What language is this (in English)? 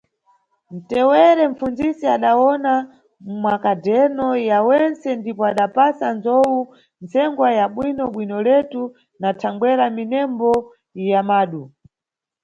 Nyungwe